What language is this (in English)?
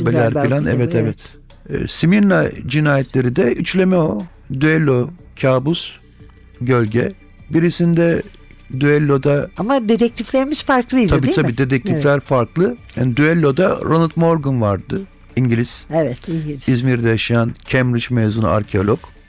Turkish